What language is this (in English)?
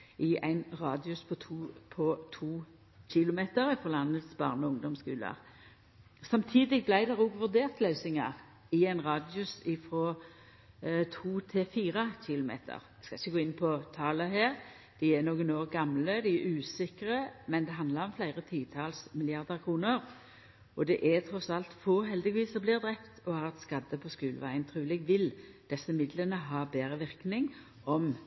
Norwegian Nynorsk